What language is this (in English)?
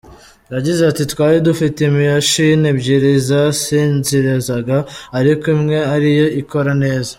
Kinyarwanda